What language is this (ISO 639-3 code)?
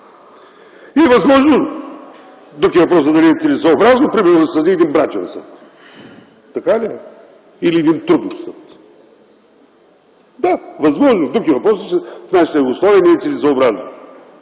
bul